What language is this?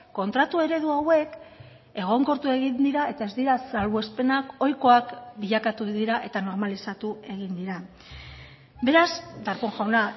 Basque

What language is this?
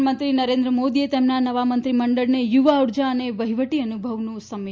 Gujarati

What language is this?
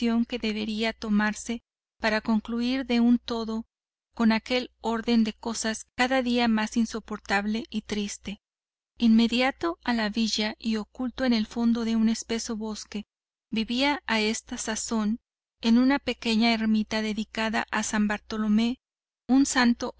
Spanish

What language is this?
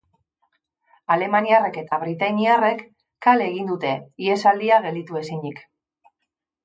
Basque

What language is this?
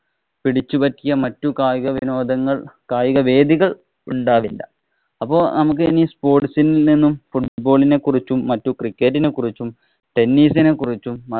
Malayalam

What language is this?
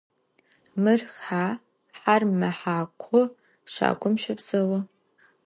Adyghe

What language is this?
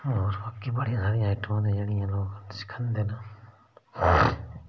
Dogri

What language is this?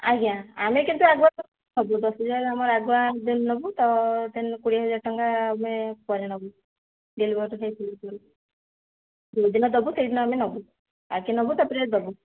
Odia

